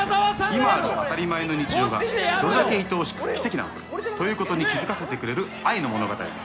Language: Japanese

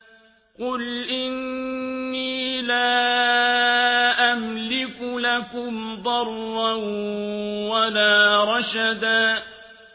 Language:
Arabic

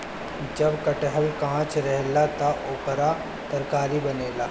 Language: Bhojpuri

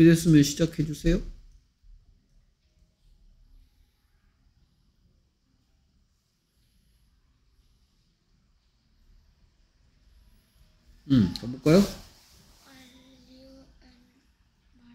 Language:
Korean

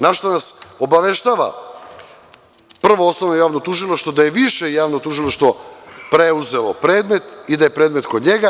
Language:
Serbian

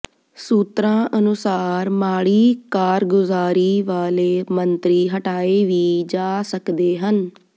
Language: Punjabi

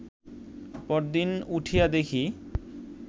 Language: Bangla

